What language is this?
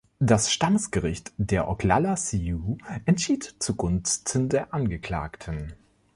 German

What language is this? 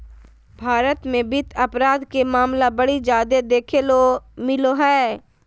Magahi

